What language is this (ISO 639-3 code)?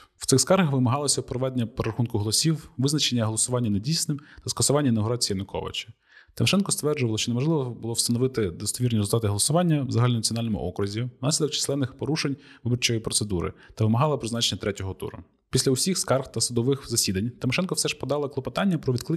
ukr